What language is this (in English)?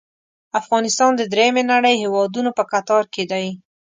Pashto